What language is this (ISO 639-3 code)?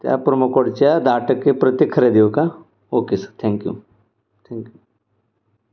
mar